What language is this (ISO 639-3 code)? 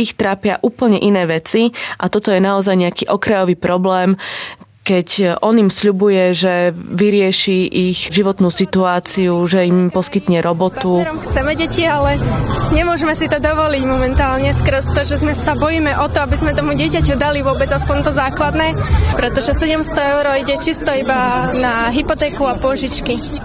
ces